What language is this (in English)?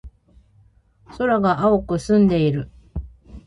Japanese